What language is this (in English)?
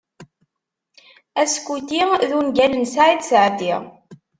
Kabyle